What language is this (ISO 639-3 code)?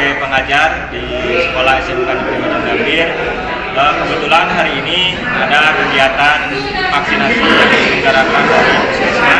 ind